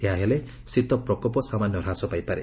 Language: Odia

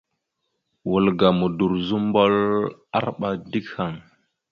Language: Mada (Cameroon)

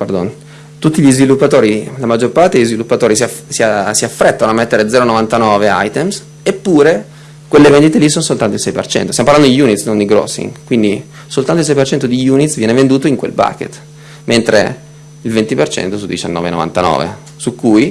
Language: Italian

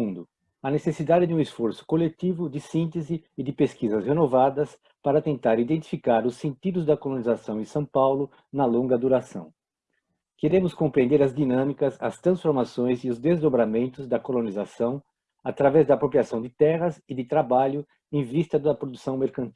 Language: Portuguese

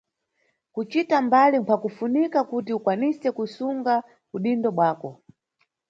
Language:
Nyungwe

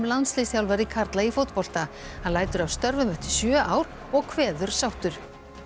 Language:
Icelandic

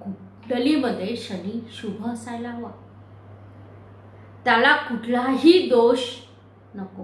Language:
Hindi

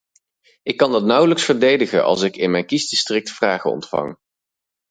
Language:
Dutch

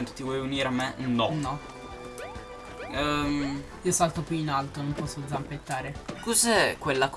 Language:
Italian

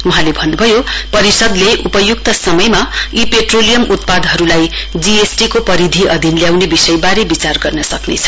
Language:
Nepali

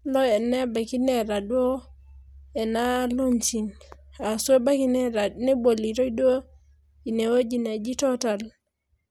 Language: Masai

